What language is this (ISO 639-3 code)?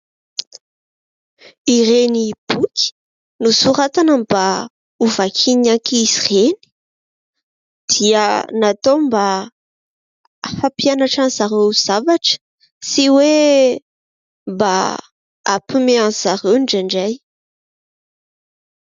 mlg